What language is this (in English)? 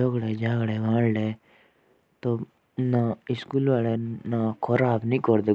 Jaunsari